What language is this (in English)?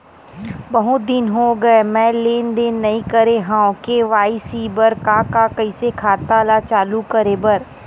Chhattisgarhi